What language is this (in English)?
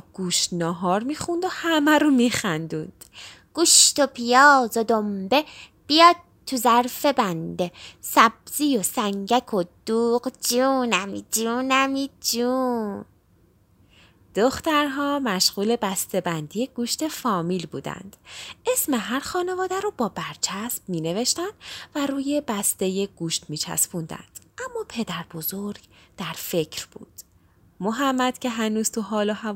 Persian